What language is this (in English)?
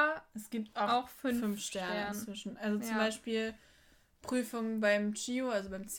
German